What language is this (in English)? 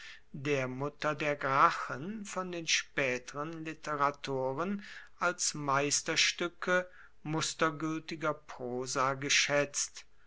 German